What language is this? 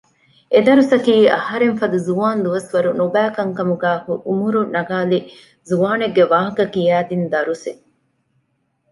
Divehi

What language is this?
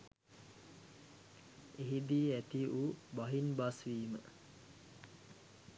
Sinhala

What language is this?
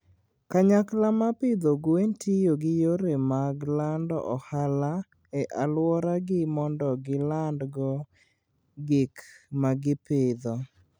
Luo (Kenya and Tanzania)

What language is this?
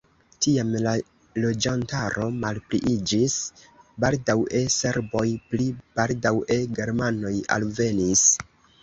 Esperanto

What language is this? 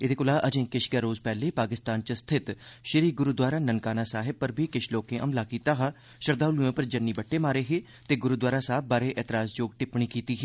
Dogri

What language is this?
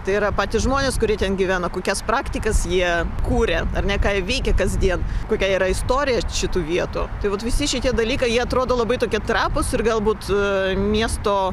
Lithuanian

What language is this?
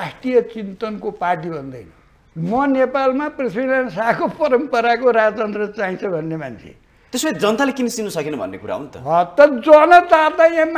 Hindi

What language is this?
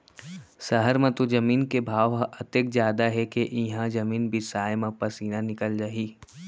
Chhattisgarhi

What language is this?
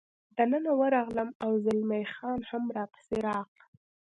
Pashto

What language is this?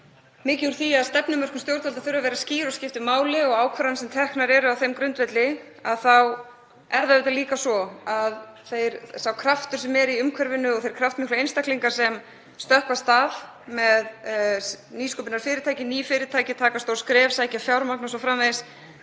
Icelandic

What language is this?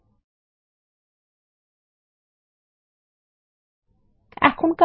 Bangla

